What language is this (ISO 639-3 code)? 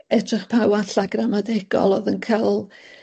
cym